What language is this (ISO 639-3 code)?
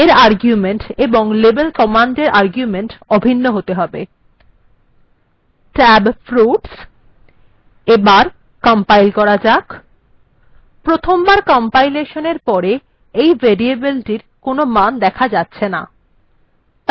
ben